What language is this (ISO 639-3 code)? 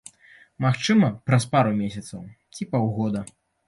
bel